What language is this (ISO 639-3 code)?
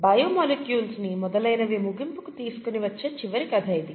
tel